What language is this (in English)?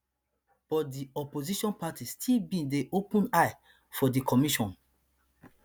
Nigerian Pidgin